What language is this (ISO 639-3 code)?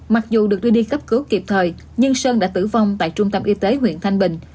vie